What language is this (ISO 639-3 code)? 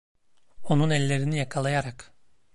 tur